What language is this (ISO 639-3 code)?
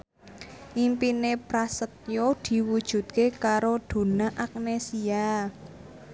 jav